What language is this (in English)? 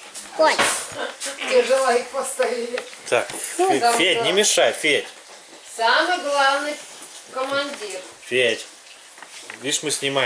Russian